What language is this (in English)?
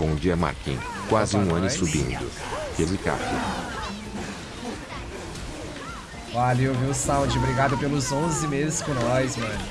Portuguese